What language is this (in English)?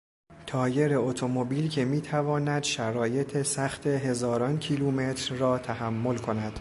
Persian